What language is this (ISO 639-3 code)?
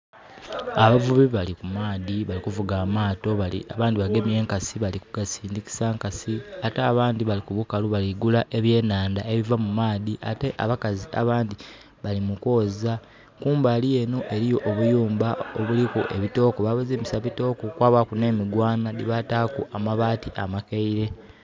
xog